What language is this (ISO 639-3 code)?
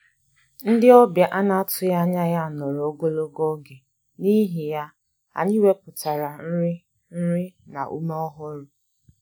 ibo